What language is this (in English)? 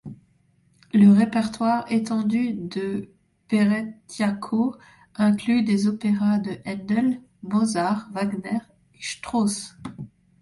French